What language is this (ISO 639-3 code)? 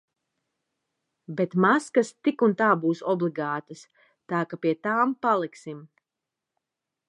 lav